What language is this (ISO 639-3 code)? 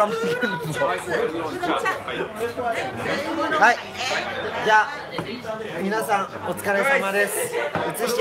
jpn